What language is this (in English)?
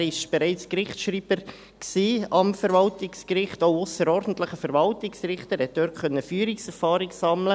Swiss German